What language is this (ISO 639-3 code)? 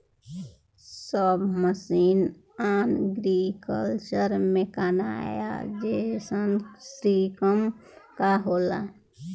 bho